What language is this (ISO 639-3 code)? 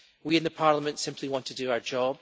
eng